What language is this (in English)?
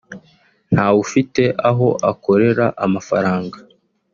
Kinyarwanda